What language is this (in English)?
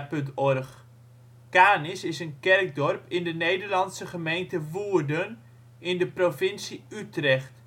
Dutch